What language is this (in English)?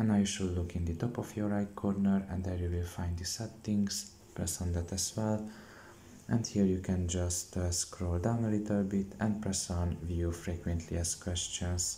English